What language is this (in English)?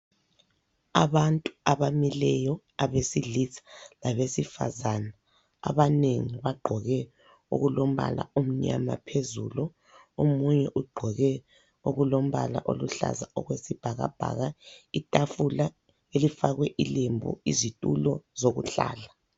North Ndebele